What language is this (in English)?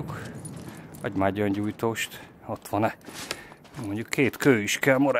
Hungarian